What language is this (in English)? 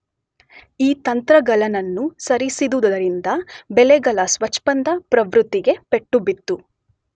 Kannada